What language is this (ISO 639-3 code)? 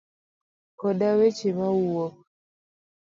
luo